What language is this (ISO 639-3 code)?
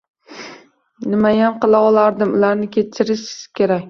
uzb